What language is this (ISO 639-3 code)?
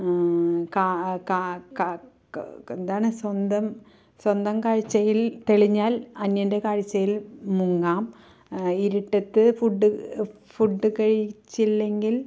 mal